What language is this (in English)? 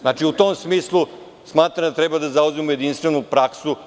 Serbian